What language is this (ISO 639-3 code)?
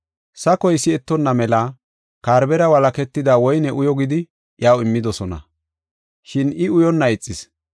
gof